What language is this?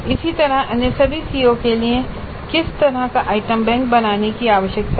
Hindi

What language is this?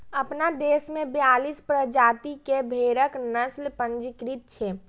Maithili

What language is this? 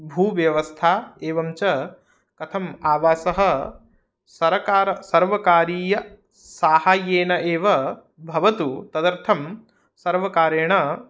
Sanskrit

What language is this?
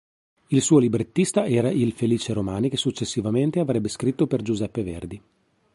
Italian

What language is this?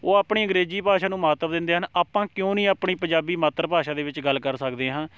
Punjabi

